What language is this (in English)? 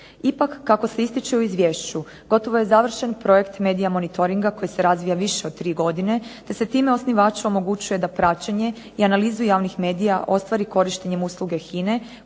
Croatian